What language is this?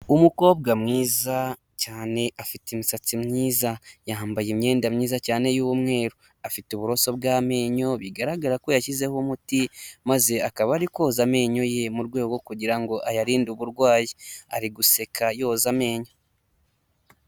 Kinyarwanda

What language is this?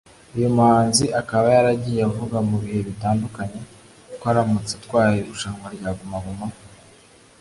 Kinyarwanda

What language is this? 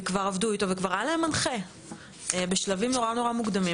Hebrew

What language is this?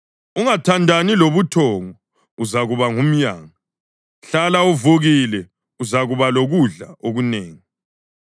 North Ndebele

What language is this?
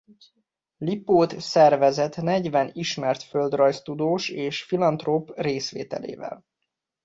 Hungarian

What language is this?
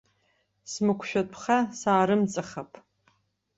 Abkhazian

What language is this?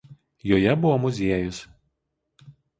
Lithuanian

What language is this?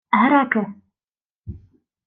Ukrainian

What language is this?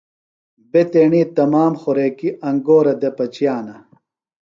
Phalura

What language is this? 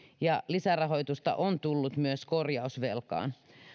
Finnish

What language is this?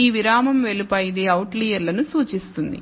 Telugu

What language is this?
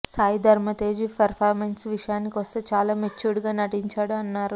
Telugu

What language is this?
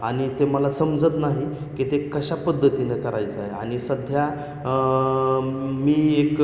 Marathi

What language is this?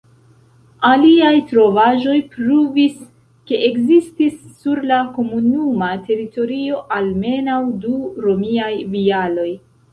Esperanto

